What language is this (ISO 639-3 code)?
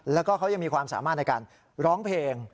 tha